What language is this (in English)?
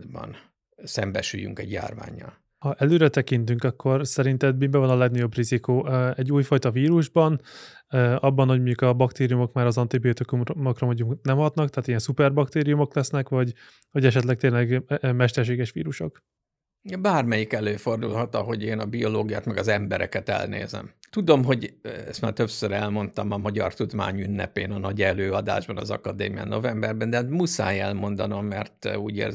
Hungarian